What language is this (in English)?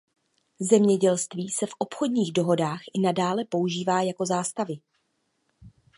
Czech